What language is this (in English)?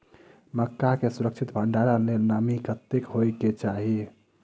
Maithili